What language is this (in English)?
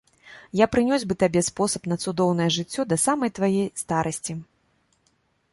Belarusian